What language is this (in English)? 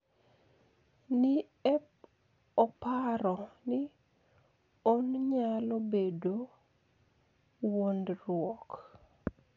Luo (Kenya and Tanzania)